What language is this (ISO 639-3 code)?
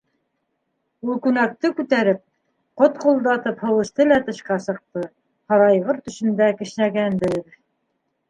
bak